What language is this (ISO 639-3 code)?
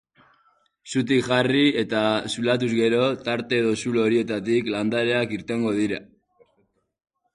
eus